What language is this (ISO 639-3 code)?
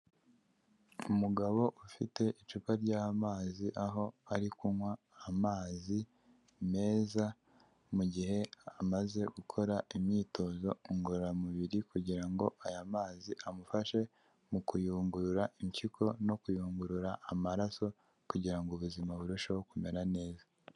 kin